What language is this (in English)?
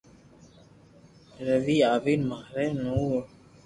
Loarki